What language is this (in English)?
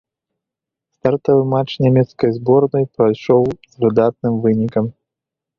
Belarusian